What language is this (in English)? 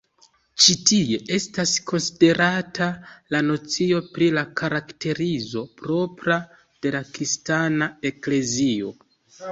Esperanto